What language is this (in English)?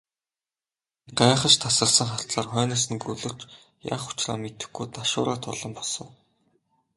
Mongolian